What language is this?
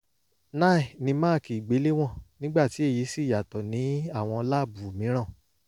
Yoruba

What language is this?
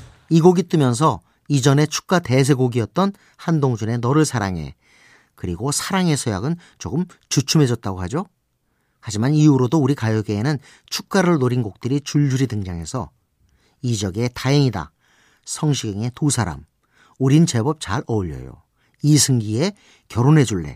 Korean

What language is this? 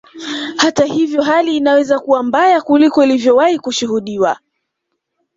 Swahili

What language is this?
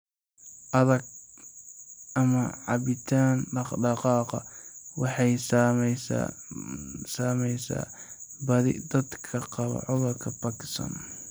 Somali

